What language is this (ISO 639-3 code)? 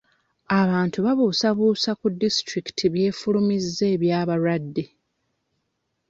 lug